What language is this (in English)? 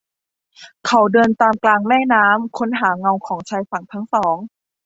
Thai